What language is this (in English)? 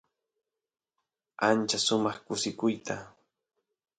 Santiago del Estero Quichua